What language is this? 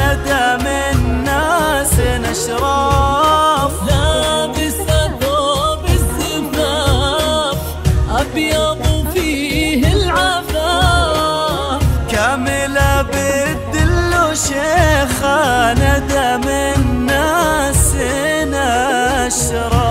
Arabic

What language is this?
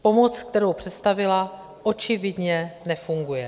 Czech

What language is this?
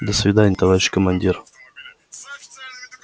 Russian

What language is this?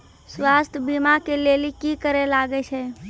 Maithili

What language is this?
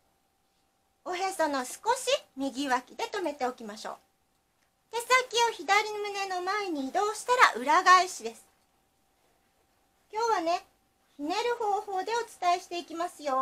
Japanese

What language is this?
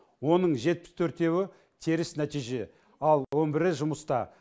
Kazakh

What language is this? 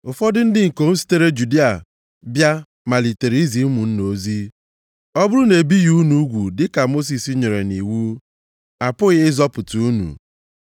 Igbo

